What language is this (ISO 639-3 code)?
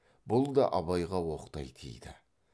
kaz